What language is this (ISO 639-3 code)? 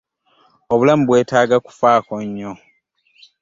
lug